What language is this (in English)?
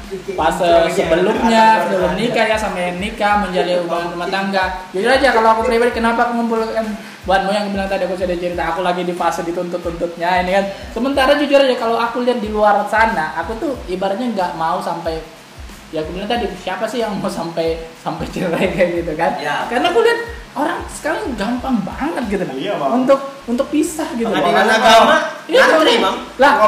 Indonesian